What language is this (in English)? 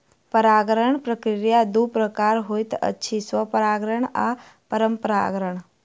Maithili